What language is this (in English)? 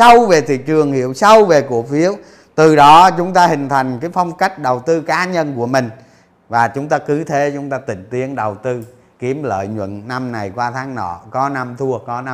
Vietnamese